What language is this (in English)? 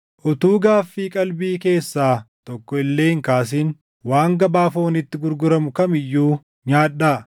Oromo